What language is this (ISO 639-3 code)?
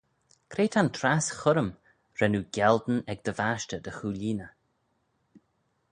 glv